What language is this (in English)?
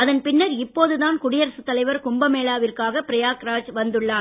Tamil